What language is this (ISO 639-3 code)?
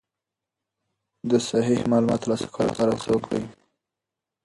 pus